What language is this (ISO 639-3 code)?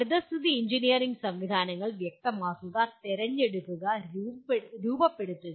mal